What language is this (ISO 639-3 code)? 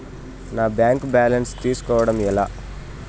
tel